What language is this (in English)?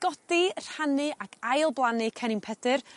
Welsh